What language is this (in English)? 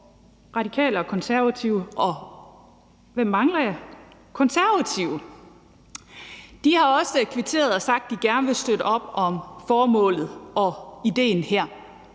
Danish